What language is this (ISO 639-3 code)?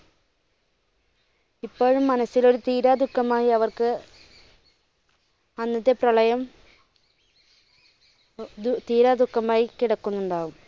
mal